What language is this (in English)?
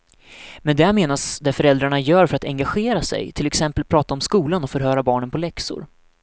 Swedish